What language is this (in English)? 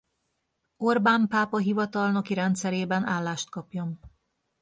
Hungarian